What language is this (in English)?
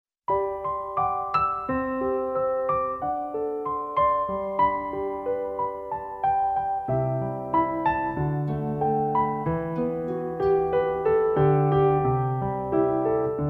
Persian